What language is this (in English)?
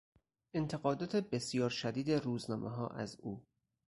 Persian